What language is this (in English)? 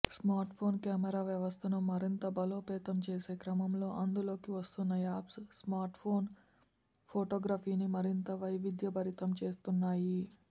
Telugu